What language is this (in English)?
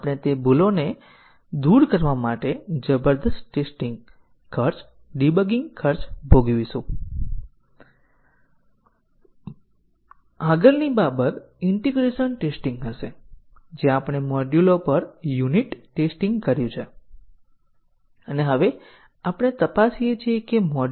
Gujarati